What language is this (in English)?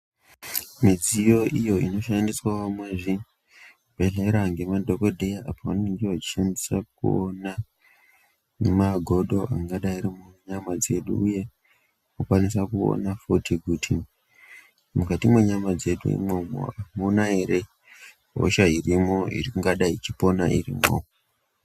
Ndau